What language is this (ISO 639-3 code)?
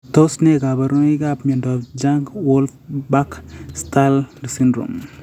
kln